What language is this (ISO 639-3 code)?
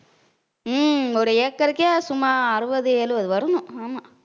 tam